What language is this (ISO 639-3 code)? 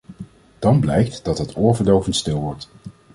nld